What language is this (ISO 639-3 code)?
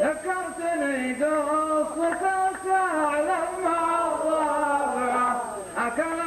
ara